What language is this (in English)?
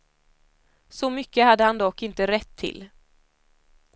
Swedish